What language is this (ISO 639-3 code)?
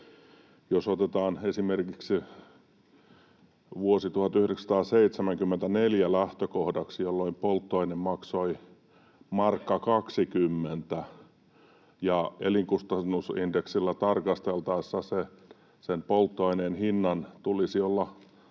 fin